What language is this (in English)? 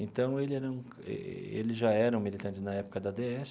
Portuguese